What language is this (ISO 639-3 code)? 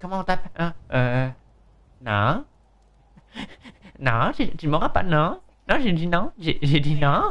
fra